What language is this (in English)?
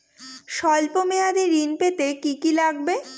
Bangla